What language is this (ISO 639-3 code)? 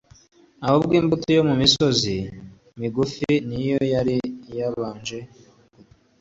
kin